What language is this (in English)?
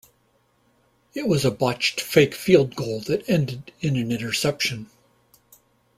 English